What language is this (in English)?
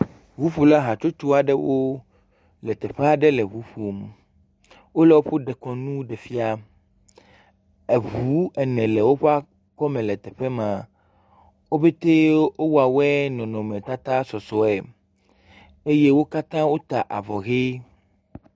Ewe